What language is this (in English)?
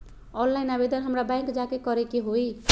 Magahi